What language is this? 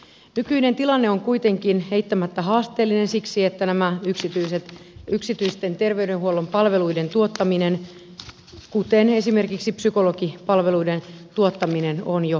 Finnish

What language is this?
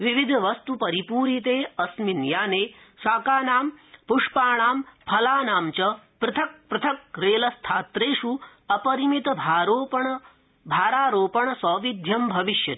Sanskrit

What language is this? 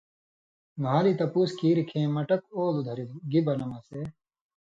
Indus Kohistani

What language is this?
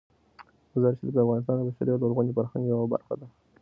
Pashto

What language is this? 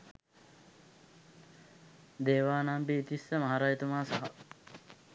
Sinhala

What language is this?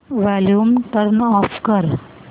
Marathi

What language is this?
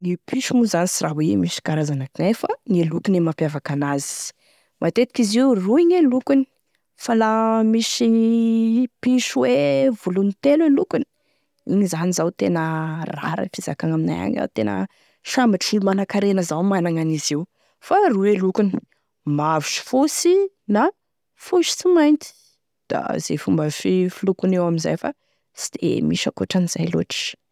Tesaka Malagasy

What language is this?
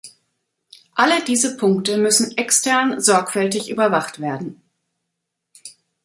German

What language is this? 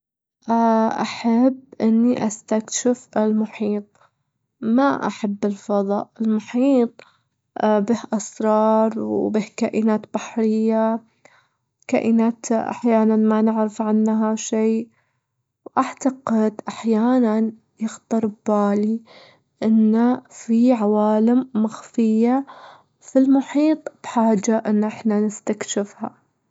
Gulf Arabic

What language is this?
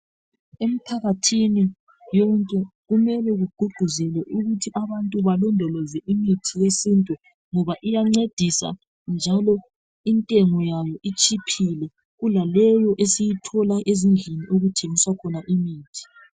North Ndebele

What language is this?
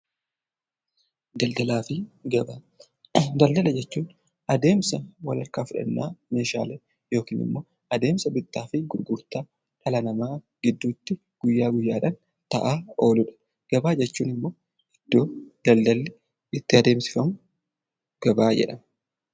Oromo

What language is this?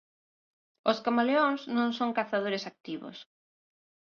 Galician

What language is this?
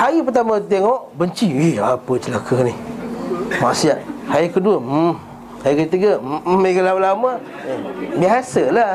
Malay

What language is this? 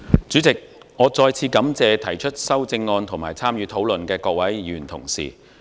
Cantonese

